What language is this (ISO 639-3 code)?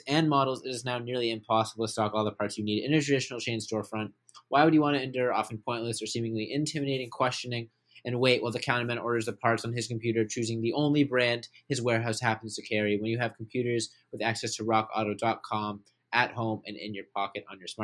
eng